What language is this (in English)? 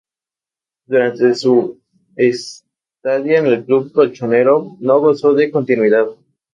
Spanish